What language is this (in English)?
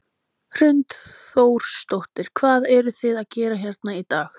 Icelandic